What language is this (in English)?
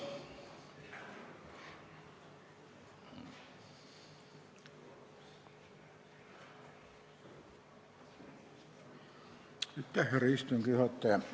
Estonian